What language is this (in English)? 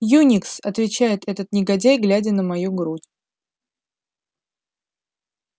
Russian